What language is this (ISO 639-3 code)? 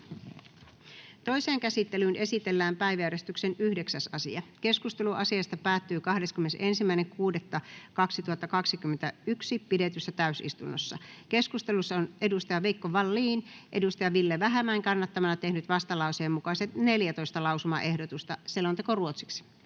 fin